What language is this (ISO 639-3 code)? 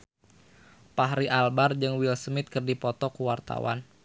sun